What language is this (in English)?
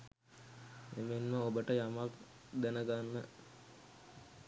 Sinhala